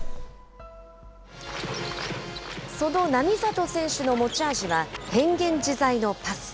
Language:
Japanese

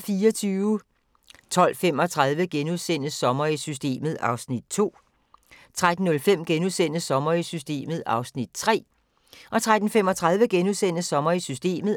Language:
Danish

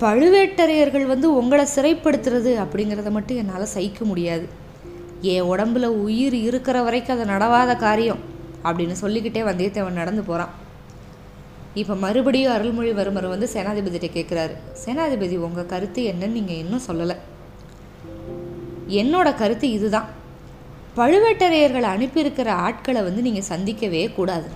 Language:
Tamil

